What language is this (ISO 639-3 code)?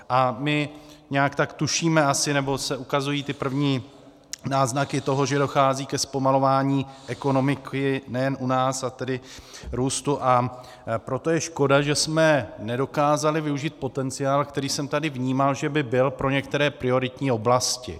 ces